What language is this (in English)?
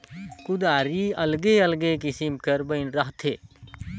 Chhattisgarhi